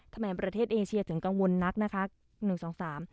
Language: Thai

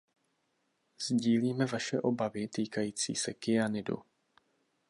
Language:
Czech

